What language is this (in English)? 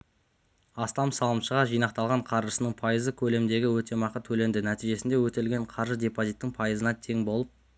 Kazakh